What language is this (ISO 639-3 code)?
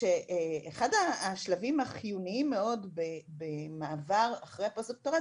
heb